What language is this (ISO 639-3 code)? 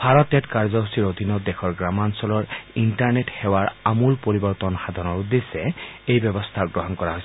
asm